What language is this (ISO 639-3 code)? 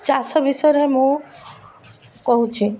ori